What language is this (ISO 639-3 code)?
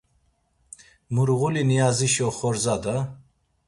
lzz